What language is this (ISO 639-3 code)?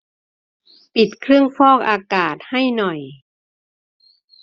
tha